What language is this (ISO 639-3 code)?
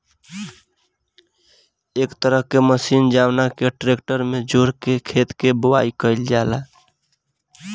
bho